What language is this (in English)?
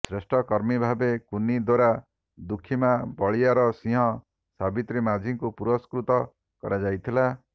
Odia